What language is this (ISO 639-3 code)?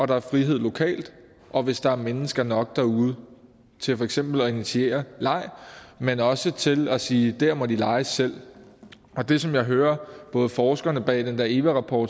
dan